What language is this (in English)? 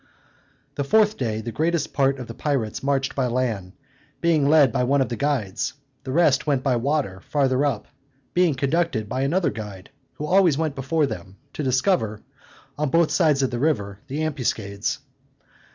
English